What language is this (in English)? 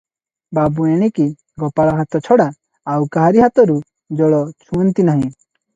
Odia